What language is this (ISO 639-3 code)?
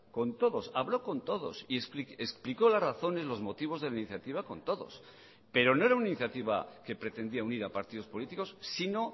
spa